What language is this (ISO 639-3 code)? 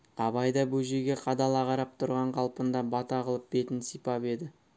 kaz